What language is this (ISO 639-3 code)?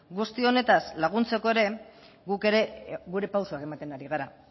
eus